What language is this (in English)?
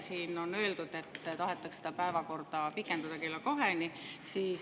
Estonian